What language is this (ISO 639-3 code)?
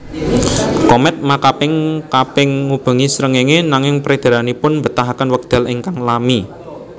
jav